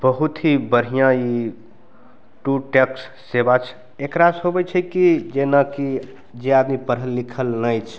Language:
Maithili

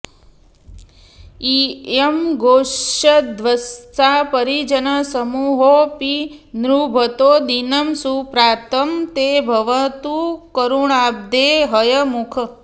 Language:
Sanskrit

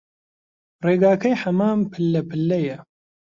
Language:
Central Kurdish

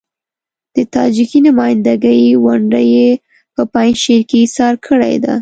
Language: Pashto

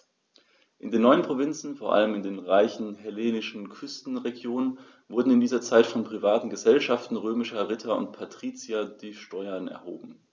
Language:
German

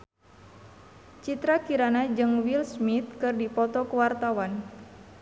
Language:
Sundanese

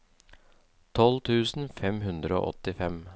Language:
Norwegian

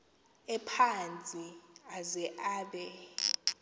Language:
Xhosa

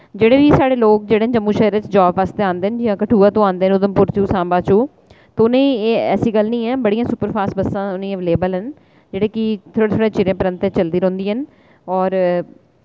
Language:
Dogri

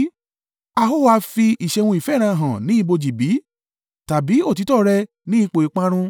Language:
Yoruba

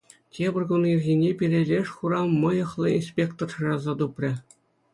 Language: Chuvash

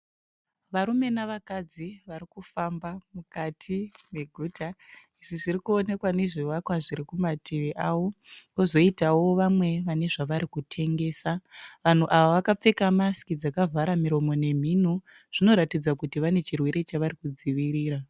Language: Shona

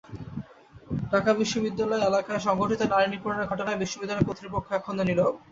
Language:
Bangla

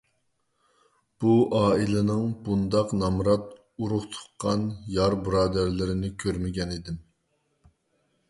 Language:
Uyghur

